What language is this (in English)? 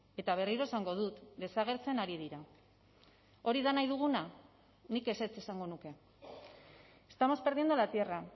Basque